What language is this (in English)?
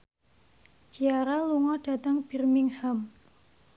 Javanese